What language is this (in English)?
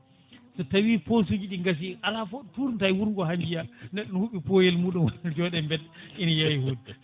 Fula